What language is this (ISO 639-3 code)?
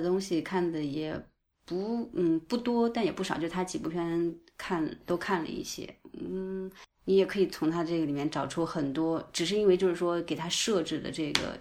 zho